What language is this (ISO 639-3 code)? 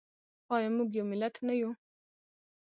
pus